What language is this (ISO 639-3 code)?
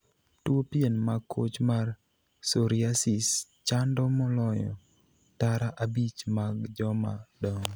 luo